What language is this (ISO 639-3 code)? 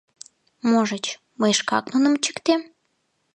chm